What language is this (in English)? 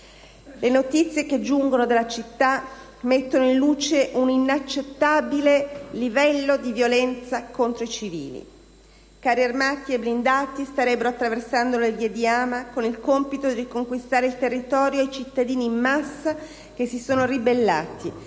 Italian